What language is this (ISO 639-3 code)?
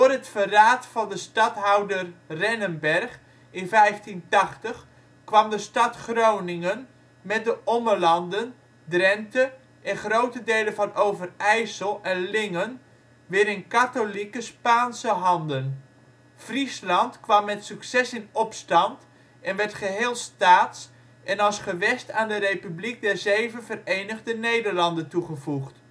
nld